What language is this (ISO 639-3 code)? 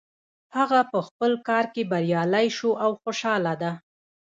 pus